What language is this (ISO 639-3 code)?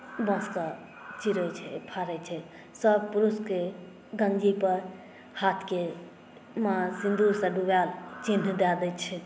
mai